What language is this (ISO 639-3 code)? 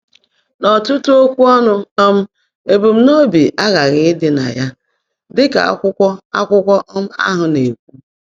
ibo